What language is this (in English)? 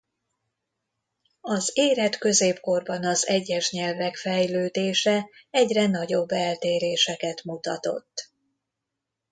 Hungarian